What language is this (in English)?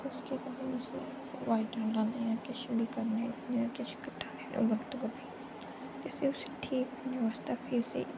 Dogri